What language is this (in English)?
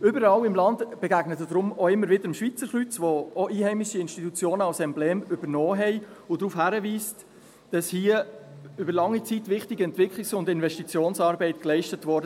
Swiss German